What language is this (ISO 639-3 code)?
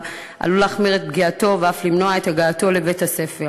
heb